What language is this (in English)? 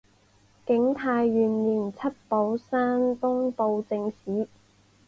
Chinese